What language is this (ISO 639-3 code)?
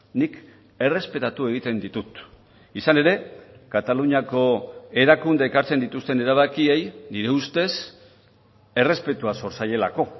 eus